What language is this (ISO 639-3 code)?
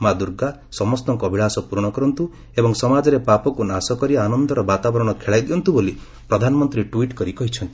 ori